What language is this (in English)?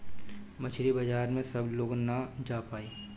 Bhojpuri